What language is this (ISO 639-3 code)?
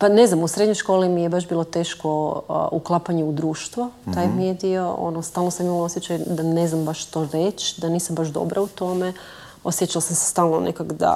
hrv